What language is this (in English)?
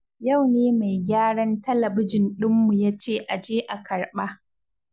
Hausa